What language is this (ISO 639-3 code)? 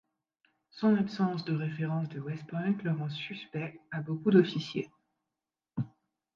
fra